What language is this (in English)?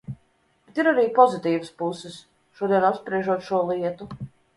Latvian